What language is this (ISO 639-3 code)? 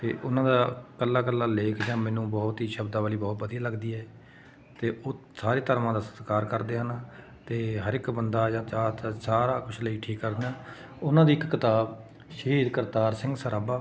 pan